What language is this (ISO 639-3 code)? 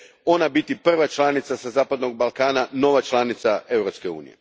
hrv